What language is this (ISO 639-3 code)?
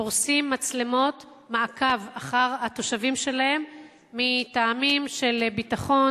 heb